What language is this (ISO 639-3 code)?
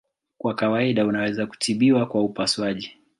swa